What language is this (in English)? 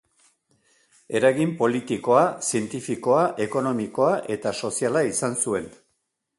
Basque